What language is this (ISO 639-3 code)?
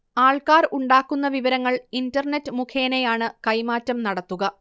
mal